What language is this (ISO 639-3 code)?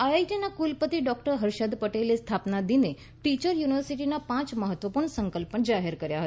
guj